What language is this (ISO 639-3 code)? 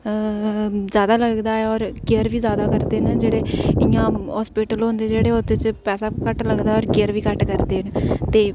doi